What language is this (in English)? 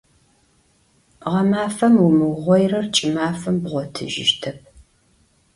Adyghe